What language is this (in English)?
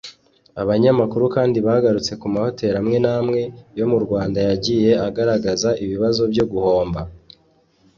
Kinyarwanda